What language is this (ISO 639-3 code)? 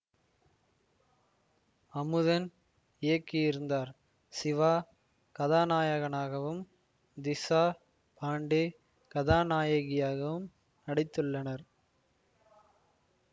tam